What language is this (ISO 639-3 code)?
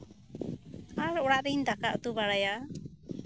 sat